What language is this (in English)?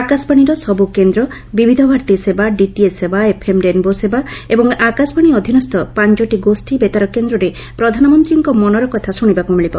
Odia